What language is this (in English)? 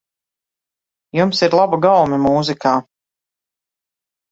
Latvian